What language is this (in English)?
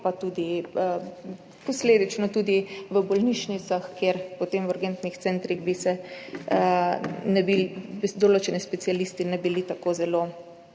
Slovenian